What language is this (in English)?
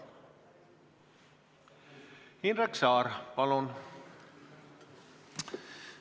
Estonian